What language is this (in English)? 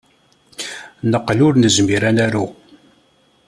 Kabyle